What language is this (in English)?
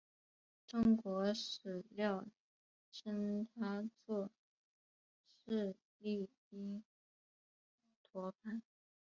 Chinese